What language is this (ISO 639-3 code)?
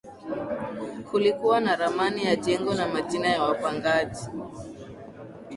swa